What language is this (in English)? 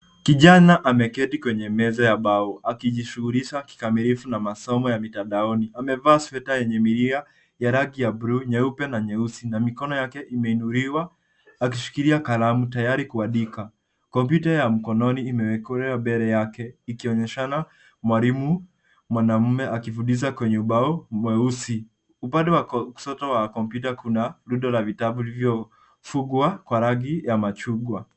Swahili